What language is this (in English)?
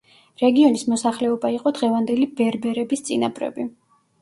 Georgian